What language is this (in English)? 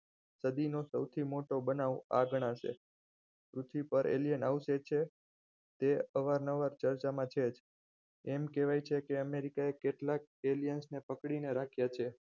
Gujarati